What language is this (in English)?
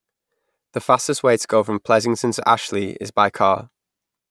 English